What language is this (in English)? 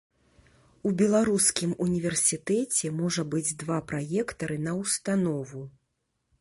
Belarusian